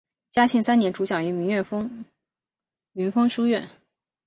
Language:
Chinese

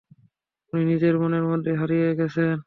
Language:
Bangla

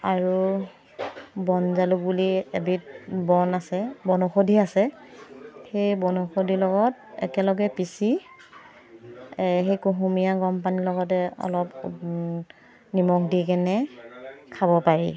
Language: Assamese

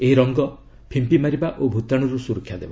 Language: Odia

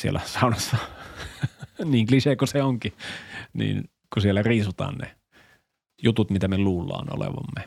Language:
Finnish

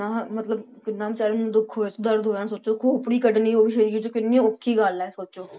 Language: Punjabi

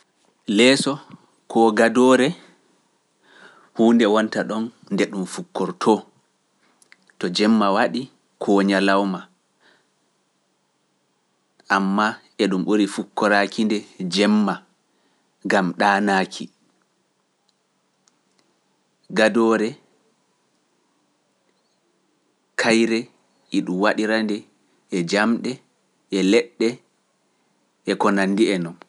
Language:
Pular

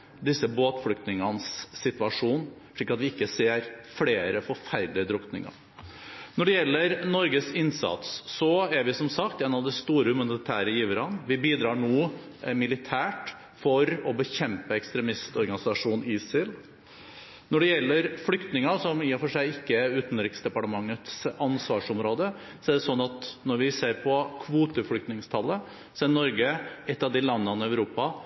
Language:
Norwegian Bokmål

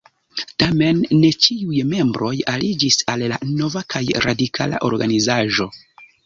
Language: Esperanto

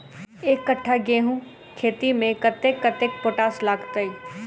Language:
Maithili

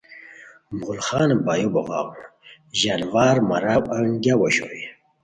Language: Khowar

